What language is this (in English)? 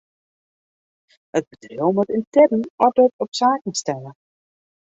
Western Frisian